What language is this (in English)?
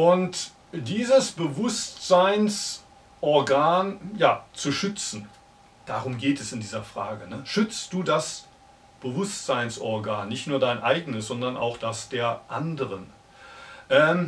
German